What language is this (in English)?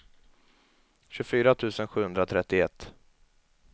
Swedish